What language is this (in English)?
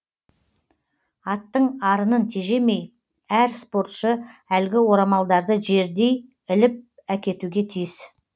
Kazakh